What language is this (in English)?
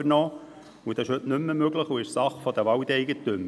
Swiss German